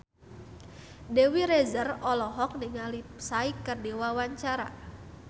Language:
Sundanese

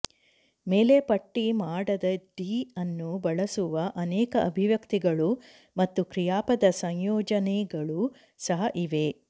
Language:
Kannada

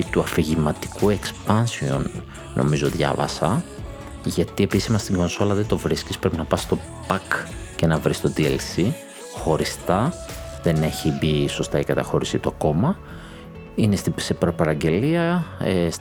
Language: Greek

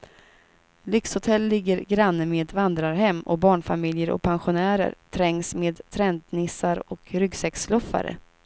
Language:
Swedish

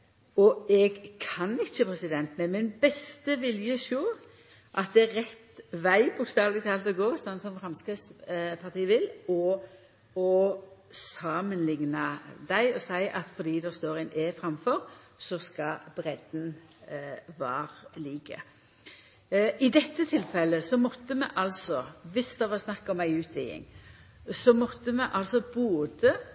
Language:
Norwegian Nynorsk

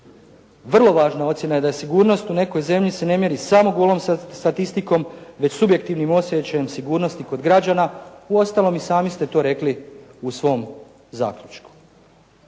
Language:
Croatian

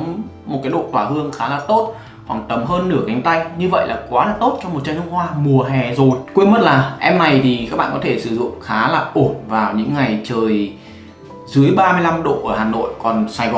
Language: Vietnamese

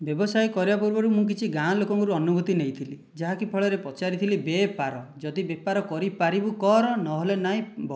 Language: Odia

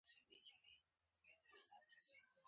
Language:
Pashto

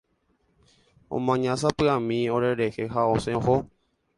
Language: Guarani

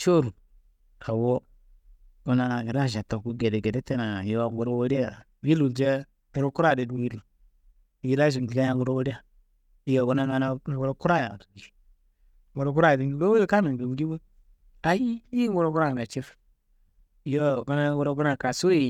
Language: Kanembu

